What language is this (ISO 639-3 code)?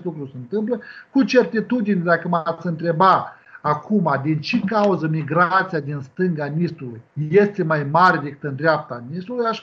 ron